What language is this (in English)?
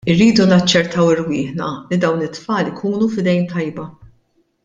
Maltese